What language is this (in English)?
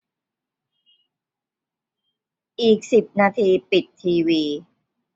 Thai